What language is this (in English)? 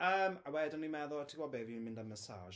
Welsh